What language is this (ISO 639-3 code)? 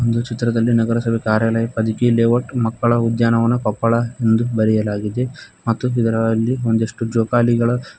kan